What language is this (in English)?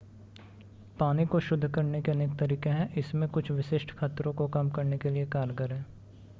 Hindi